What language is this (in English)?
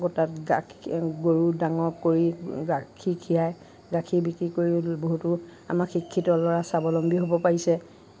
Assamese